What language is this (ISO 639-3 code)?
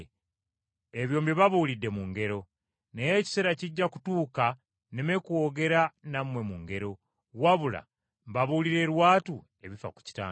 lug